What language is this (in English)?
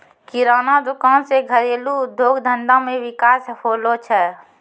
Maithili